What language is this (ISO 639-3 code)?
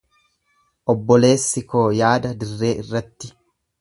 orm